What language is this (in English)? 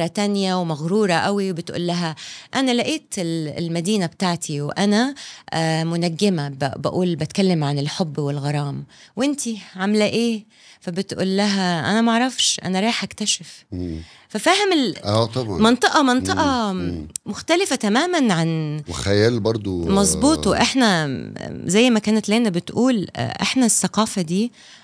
Arabic